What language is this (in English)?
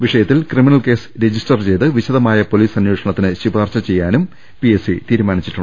Malayalam